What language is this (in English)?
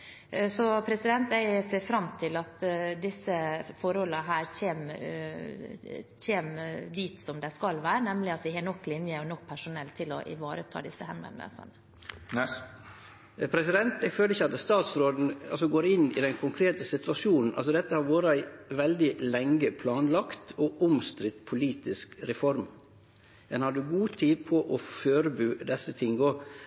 Norwegian